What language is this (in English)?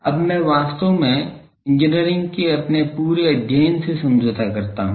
Hindi